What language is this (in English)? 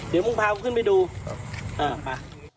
Thai